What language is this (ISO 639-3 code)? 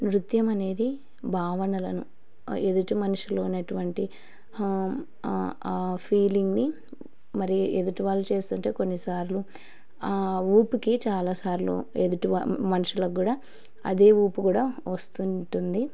tel